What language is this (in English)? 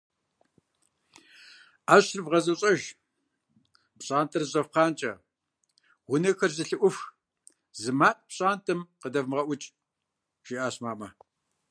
Kabardian